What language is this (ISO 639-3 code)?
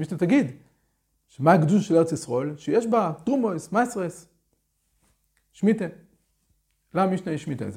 heb